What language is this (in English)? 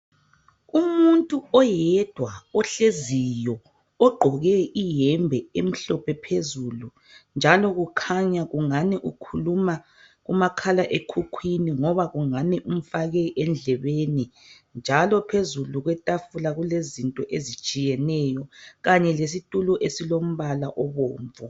North Ndebele